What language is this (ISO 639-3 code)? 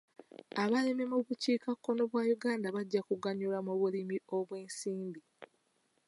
lug